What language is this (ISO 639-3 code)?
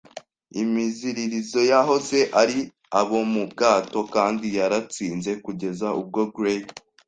kin